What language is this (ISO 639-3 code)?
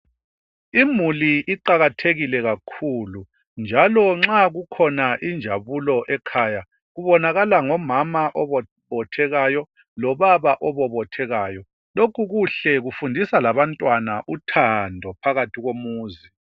nde